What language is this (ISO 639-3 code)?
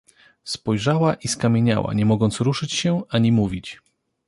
pol